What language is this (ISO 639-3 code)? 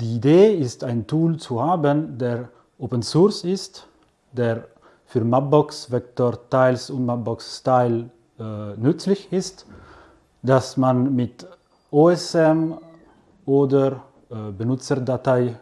deu